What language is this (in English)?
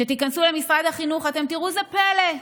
Hebrew